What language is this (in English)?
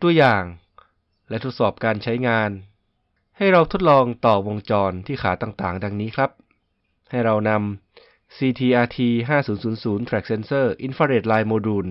Thai